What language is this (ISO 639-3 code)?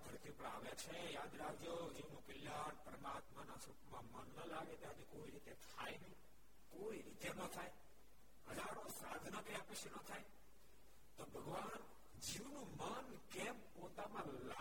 guj